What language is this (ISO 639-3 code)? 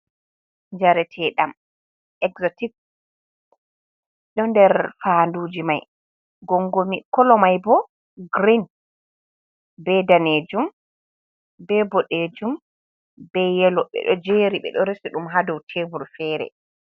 ful